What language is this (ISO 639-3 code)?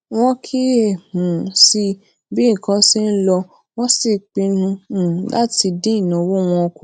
yor